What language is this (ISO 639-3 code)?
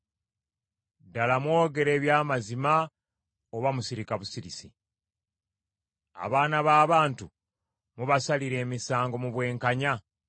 lug